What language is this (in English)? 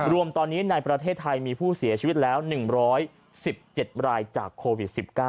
Thai